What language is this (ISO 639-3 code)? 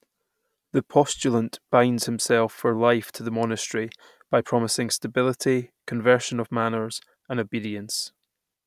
eng